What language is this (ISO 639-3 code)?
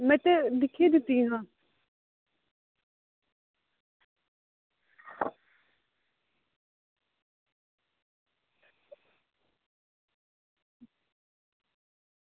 doi